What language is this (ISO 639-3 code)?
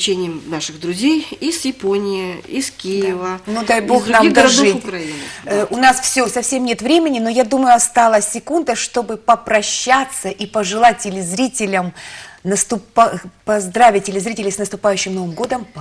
rus